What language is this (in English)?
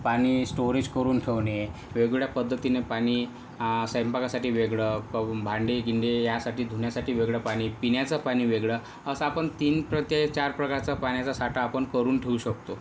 Marathi